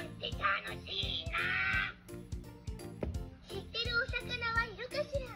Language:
Japanese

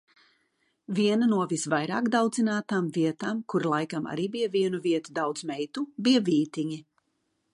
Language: Latvian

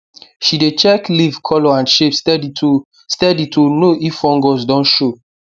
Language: Nigerian Pidgin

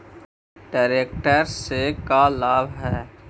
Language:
Magahi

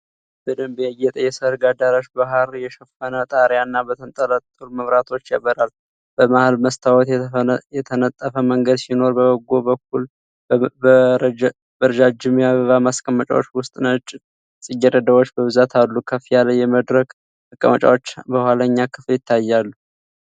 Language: Amharic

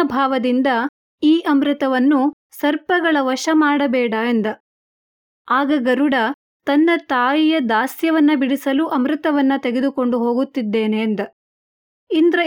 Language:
Kannada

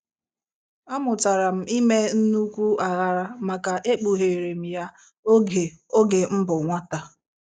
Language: Igbo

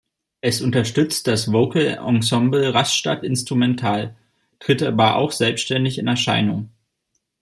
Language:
German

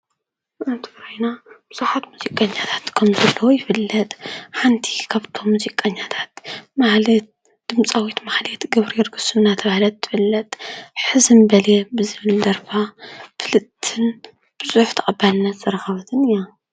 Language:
Tigrinya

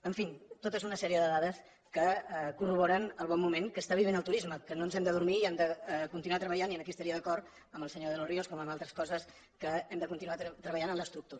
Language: Catalan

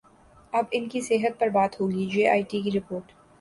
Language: Urdu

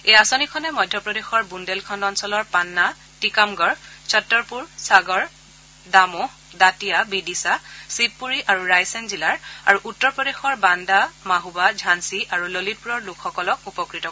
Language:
Assamese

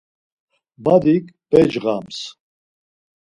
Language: Laz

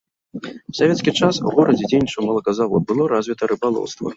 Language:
Belarusian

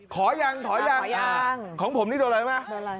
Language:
Thai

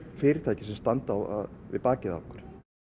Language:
Icelandic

